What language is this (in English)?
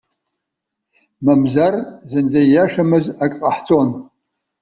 Abkhazian